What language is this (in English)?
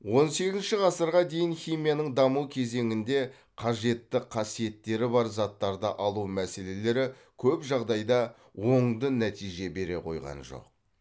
Kazakh